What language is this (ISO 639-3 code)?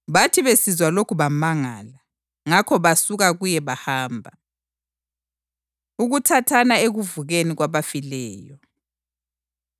nde